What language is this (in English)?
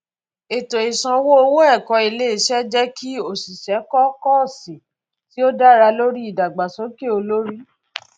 Yoruba